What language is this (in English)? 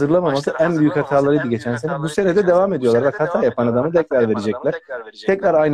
Turkish